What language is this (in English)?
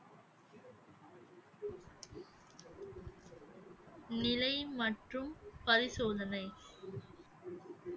Tamil